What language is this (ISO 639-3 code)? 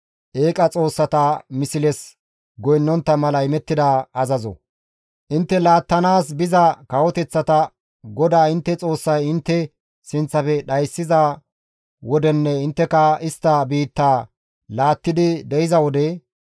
gmv